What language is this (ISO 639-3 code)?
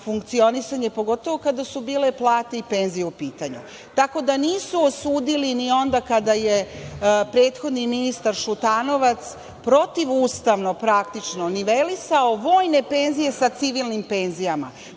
srp